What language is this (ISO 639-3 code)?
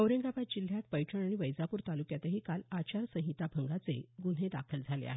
mar